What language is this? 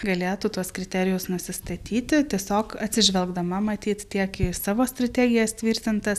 Lithuanian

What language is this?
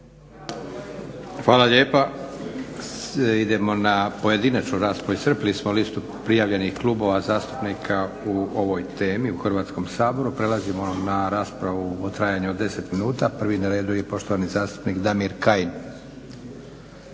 Croatian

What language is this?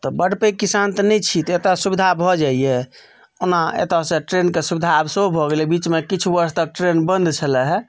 Maithili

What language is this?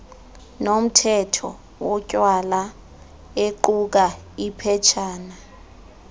Xhosa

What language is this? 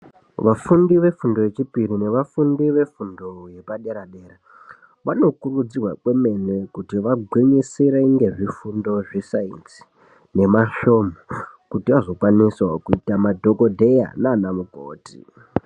Ndau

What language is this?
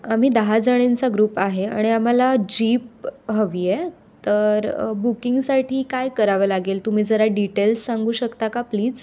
Marathi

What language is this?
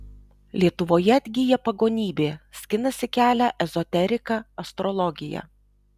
Lithuanian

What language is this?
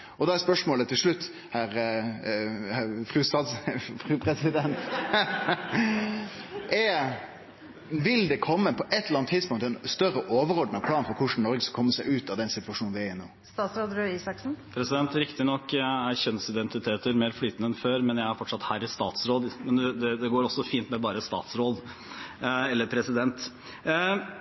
Norwegian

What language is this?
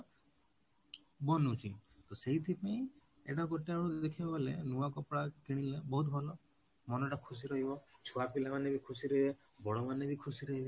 Odia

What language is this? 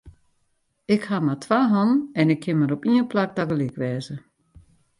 Western Frisian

